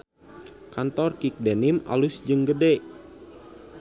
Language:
Sundanese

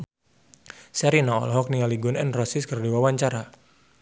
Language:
Sundanese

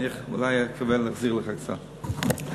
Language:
Hebrew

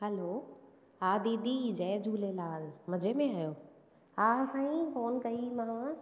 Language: Sindhi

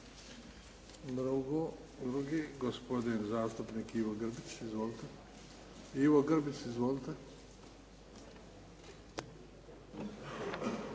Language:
Croatian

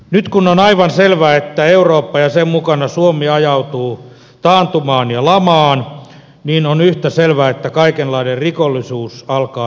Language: Finnish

